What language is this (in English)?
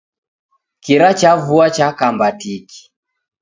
Taita